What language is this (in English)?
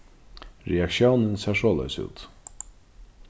Faroese